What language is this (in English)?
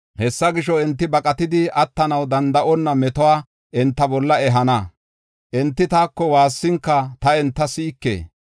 Gofa